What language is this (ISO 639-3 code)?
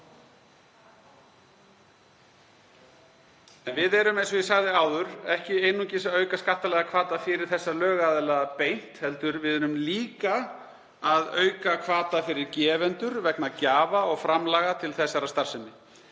isl